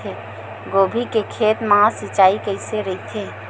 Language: Chhattisgarhi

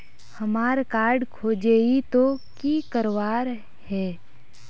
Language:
Magahi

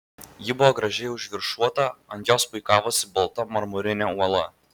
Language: Lithuanian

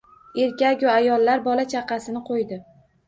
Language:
Uzbek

